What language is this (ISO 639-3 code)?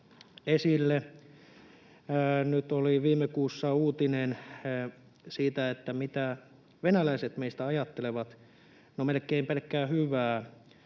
fin